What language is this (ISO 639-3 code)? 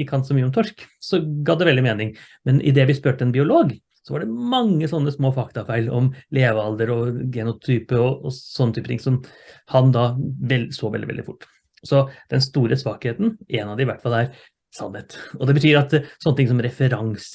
nor